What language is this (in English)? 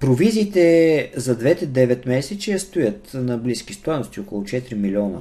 Bulgarian